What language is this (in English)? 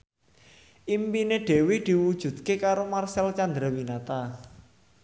Javanese